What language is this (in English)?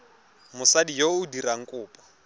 Tswana